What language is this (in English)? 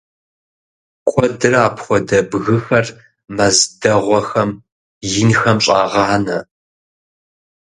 Kabardian